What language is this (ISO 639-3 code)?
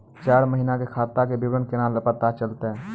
mai